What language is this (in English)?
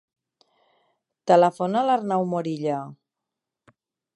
Catalan